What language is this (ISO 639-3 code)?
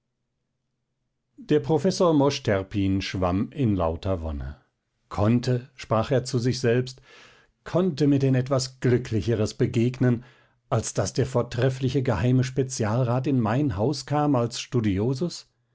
deu